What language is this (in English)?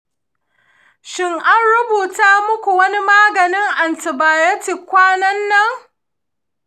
Hausa